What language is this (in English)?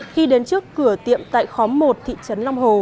Vietnamese